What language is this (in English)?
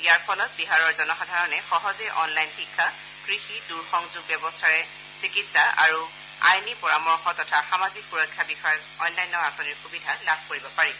Assamese